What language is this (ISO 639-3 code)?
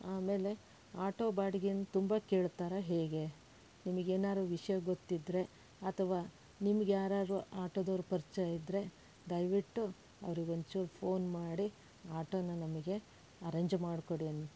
kan